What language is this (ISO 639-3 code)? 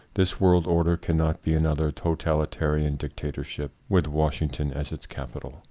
eng